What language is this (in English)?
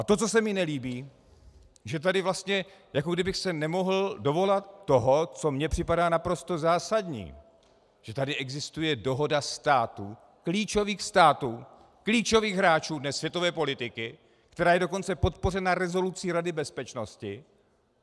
Czech